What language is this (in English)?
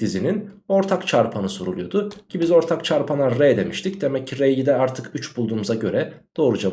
Turkish